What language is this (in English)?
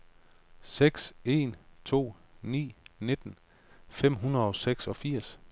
Danish